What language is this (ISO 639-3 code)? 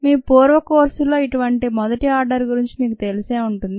tel